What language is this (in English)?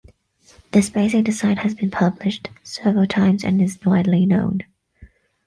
English